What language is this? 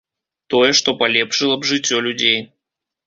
Belarusian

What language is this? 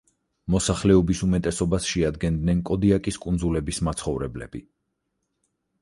Georgian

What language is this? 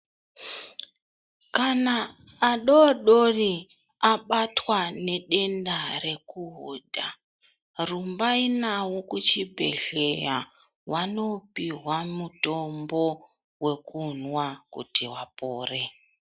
Ndau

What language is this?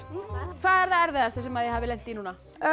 Icelandic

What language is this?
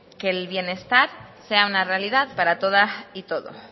Spanish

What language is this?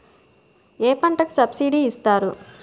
Telugu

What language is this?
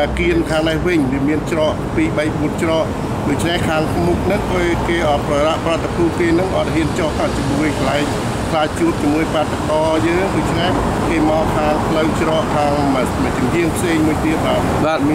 Thai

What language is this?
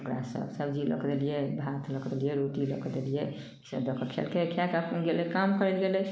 Maithili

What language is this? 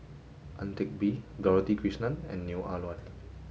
English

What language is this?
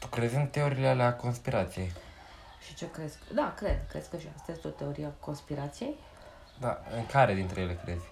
Romanian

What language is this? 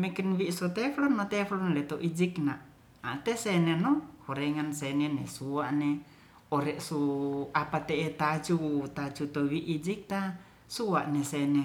Ratahan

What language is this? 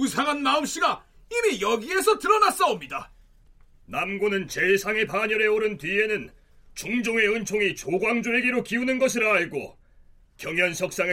Korean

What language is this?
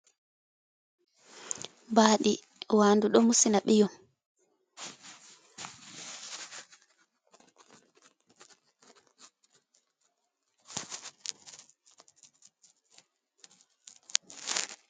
Fula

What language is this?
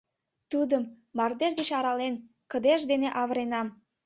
Mari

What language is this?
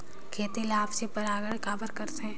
Chhattisgarhi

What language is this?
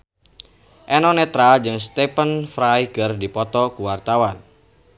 Sundanese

